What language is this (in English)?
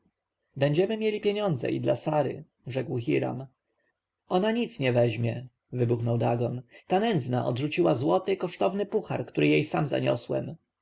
Polish